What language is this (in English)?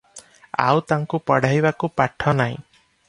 Odia